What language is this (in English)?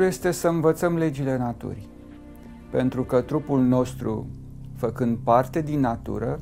Romanian